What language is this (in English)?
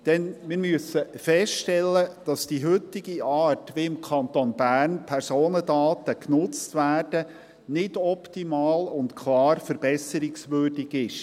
Swiss German